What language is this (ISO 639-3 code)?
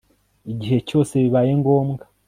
kin